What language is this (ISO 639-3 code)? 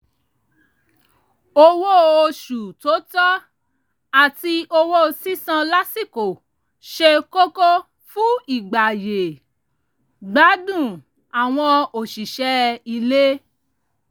yor